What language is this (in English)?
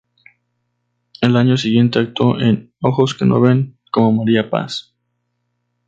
Spanish